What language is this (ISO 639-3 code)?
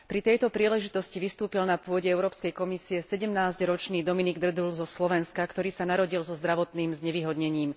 slk